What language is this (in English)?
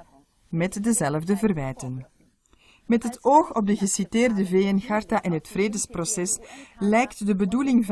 Dutch